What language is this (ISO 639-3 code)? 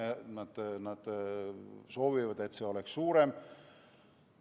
est